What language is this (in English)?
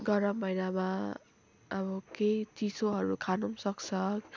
Nepali